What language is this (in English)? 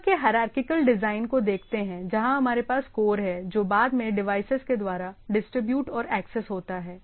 Hindi